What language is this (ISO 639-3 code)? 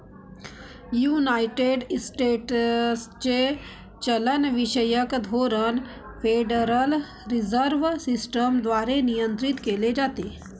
mar